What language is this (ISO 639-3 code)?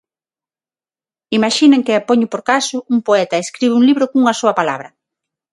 glg